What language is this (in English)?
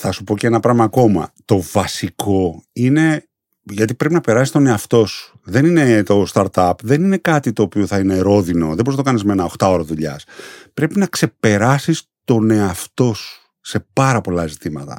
Greek